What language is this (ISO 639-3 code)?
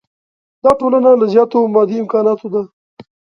pus